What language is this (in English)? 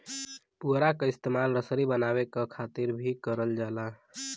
Bhojpuri